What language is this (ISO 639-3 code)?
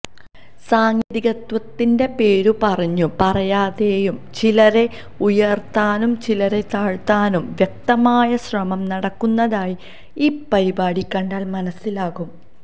mal